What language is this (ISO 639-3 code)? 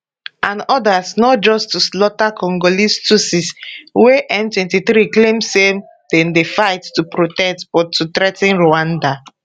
pcm